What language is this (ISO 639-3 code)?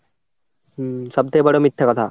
ben